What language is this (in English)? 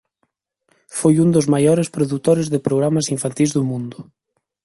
Galician